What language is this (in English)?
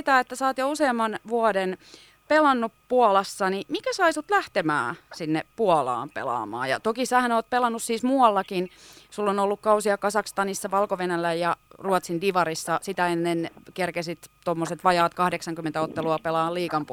Finnish